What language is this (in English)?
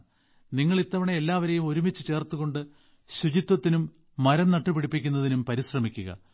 Malayalam